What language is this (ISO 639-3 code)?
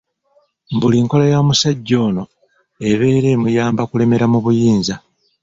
lug